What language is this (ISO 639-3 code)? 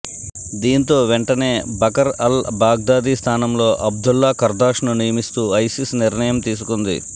tel